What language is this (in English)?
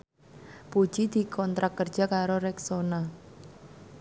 Javanese